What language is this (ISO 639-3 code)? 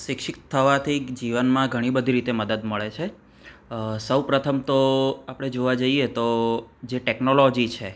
guj